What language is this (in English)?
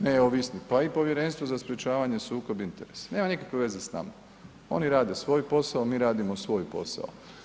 Croatian